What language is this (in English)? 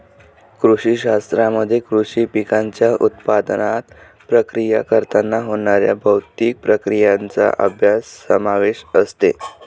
Marathi